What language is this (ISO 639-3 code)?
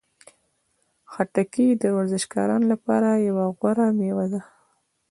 pus